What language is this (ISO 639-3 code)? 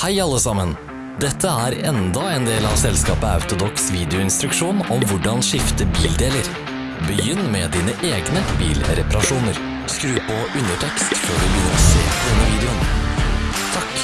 nor